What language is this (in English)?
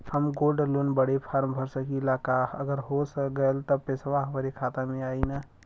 Bhojpuri